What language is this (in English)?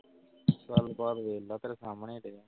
Punjabi